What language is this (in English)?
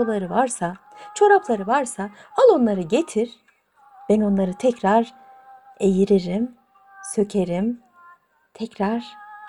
Turkish